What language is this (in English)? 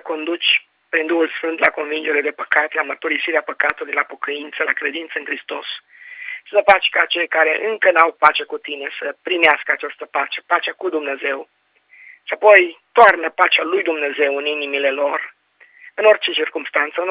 Romanian